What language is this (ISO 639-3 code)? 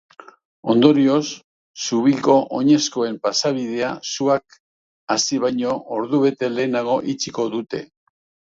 eus